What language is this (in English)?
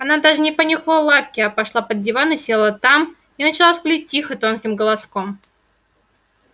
Russian